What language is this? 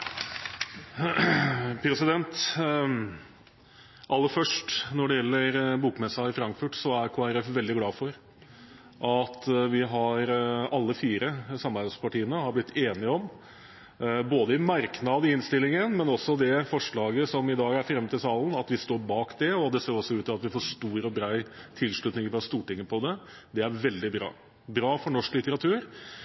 Norwegian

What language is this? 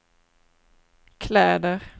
Swedish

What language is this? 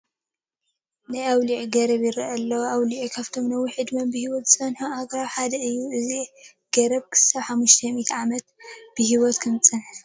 Tigrinya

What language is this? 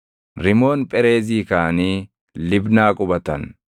Oromo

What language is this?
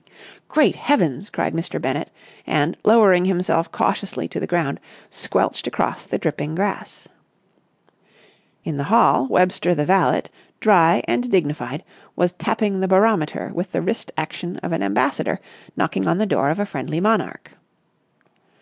English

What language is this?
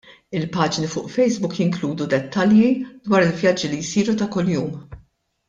Maltese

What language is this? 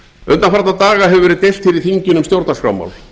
Icelandic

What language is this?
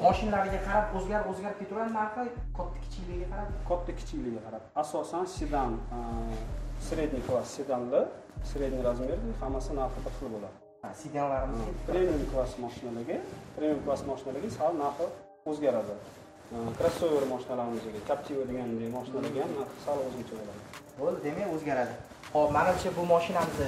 Turkish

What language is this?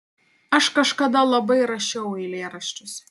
Lithuanian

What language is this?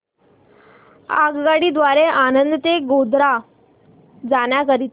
Marathi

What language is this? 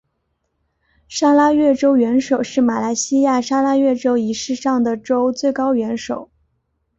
Chinese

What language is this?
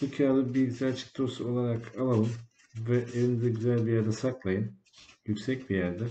Turkish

